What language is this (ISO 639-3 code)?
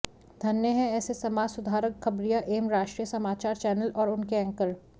hin